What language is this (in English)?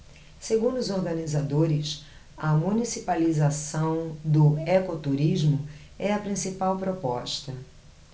Portuguese